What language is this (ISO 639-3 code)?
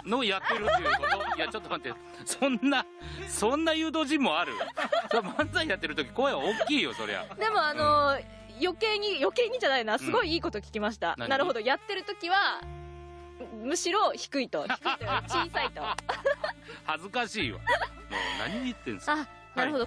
jpn